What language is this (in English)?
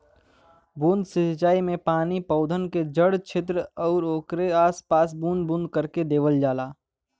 Bhojpuri